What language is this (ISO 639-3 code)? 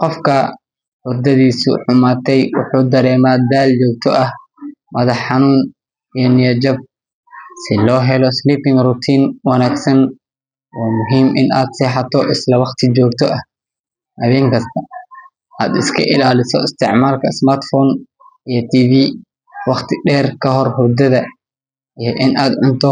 som